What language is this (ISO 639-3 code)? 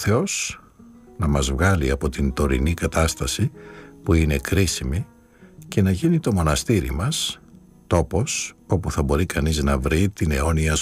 ell